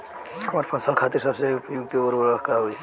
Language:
Bhojpuri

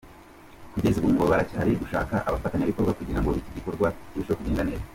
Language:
Kinyarwanda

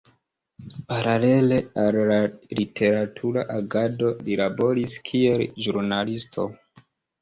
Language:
Esperanto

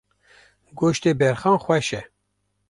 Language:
Kurdish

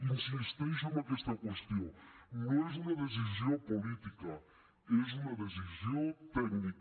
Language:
Catalan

